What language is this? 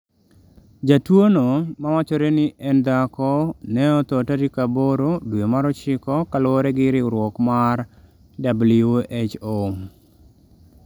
Luo (Kenya and Tanzania)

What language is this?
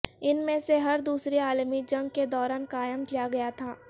Urdu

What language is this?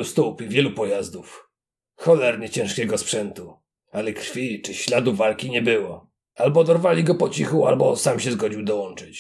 Polish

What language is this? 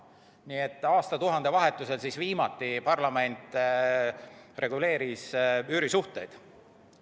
Estonian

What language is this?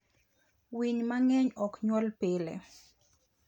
Luo (Kenya and Tanzania)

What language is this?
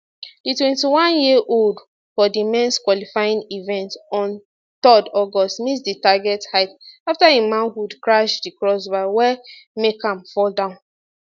Nigerian Pidgin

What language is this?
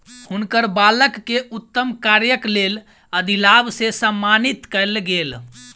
Maithili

